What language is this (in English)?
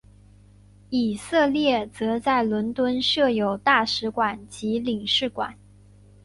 Chinese